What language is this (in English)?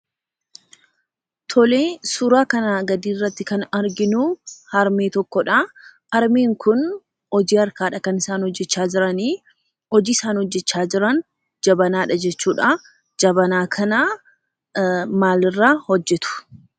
Oromo